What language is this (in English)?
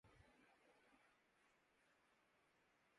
Urdu